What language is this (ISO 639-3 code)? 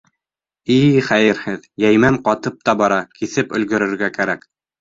bak